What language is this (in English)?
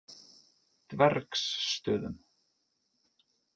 Icelandic